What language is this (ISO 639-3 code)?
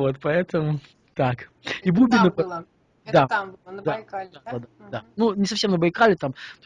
rus